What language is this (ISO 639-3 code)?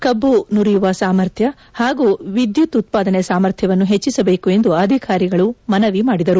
kan